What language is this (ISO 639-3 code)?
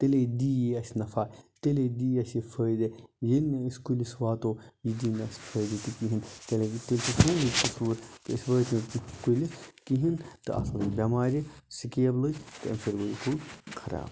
kas